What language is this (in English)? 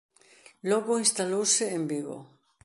Galician